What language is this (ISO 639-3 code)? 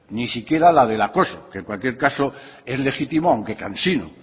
spa